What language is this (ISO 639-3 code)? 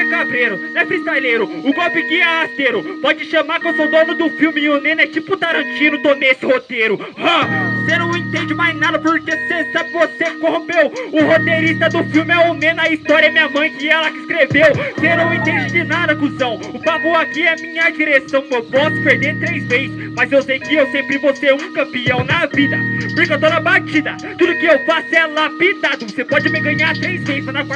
por